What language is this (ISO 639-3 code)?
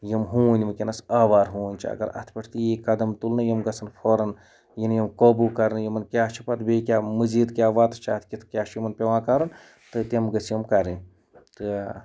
kas